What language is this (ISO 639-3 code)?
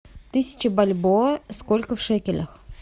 rus